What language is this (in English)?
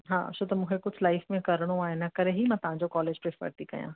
Sindhi